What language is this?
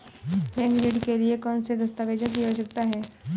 Hindi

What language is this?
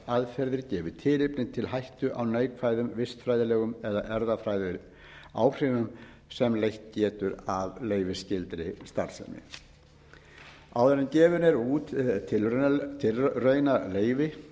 Icelandic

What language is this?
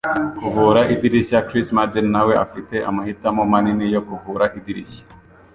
Kinyarwanda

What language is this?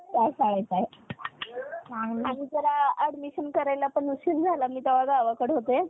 Marathi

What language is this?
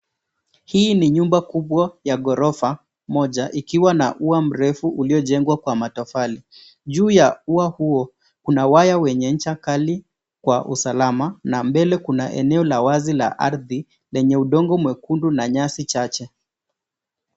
Swahili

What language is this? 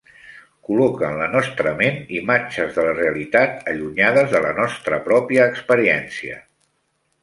Catalan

